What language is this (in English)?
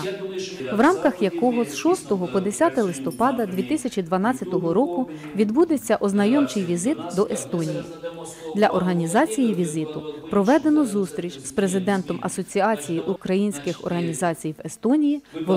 Ukrainian